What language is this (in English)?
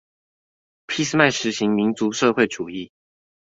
Chinese